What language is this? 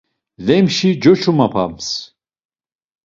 Laz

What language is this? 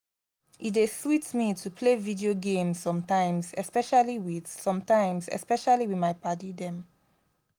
Nigerian Pidgin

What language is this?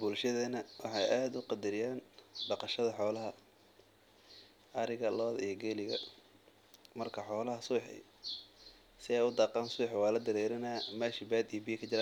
Somali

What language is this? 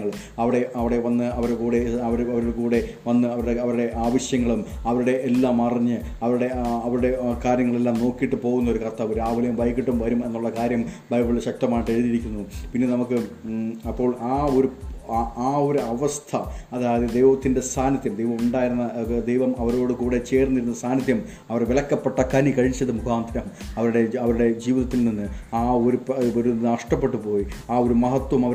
Malayalam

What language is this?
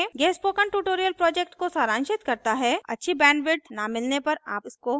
Hindi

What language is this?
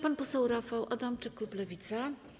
Polish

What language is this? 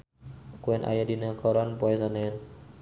Sundanese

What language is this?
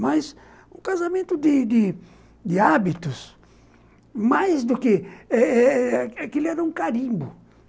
Portuguese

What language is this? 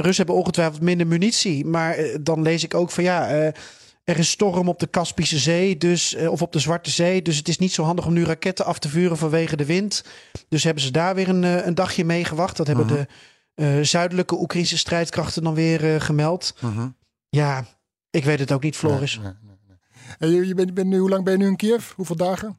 Dutch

